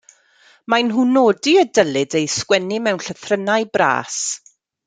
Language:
Welsh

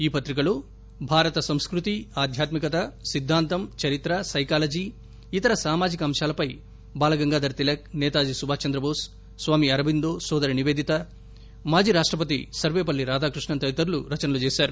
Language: Telugu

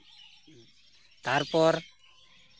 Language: Santali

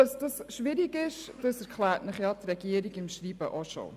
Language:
Swiss German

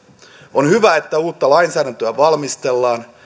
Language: Finnish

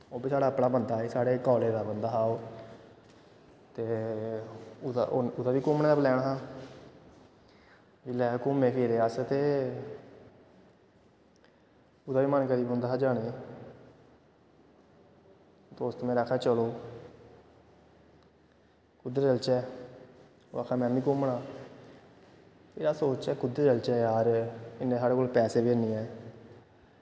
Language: Dogri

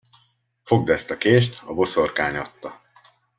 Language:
Hungarian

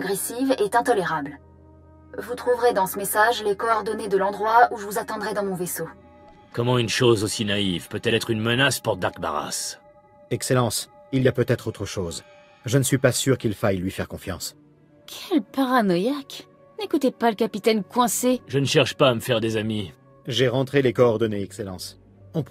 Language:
French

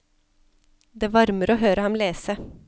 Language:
Norwegian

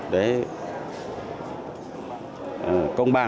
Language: Vietnamese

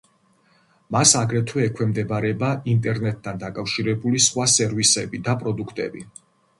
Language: Georgian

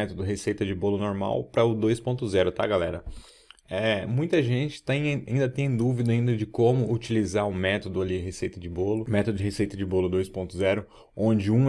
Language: Portuguese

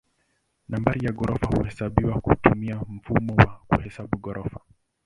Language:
Swahili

